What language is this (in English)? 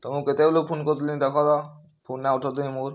Odia